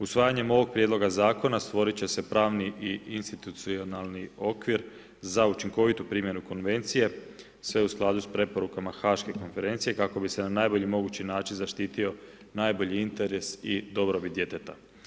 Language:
Croatian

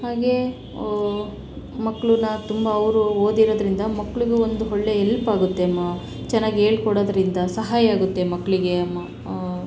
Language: Kannada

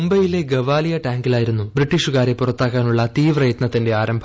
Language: Malayalam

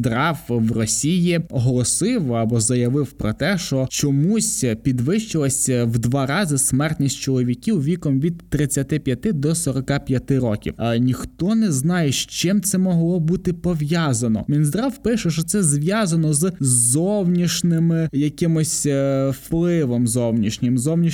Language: Ukrainian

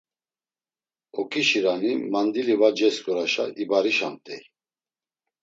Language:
Laz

